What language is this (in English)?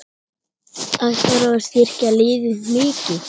Icelandic